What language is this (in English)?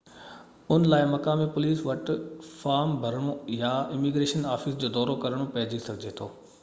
Sindhi